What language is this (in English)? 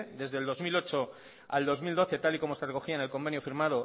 Spanish